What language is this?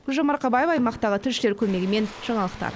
Kazakh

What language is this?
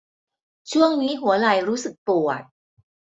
Thai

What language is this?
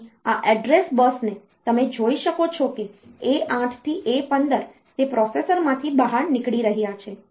Gujarati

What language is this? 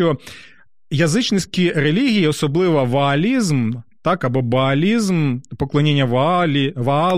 Ukrainian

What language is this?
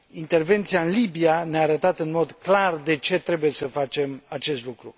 Romanian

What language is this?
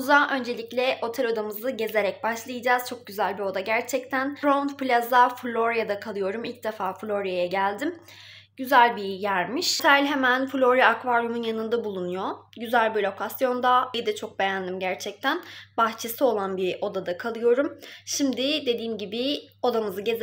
Turkish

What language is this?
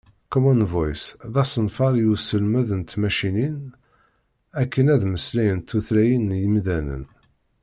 Kabyle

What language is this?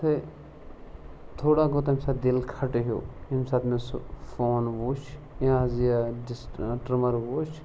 Kashmiri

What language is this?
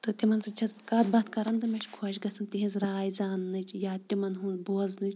Kashmiri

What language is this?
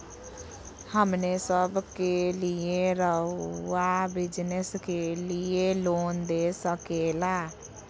Magahi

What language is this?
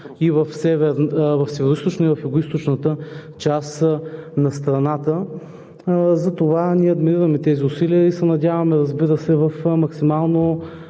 Bulgarian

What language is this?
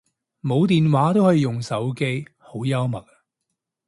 Cantonese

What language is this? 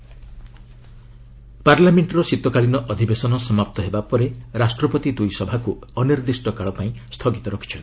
Odia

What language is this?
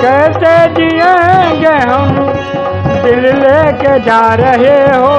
Hindi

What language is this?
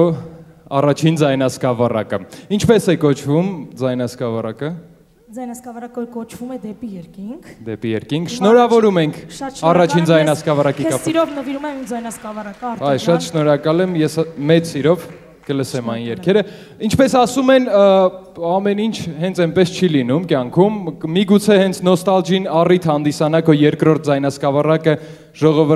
Bulgarian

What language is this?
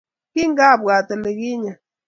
Kalenjin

